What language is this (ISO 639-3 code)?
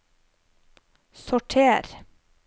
nor